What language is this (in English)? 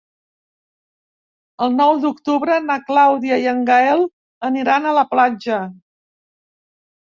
Catalan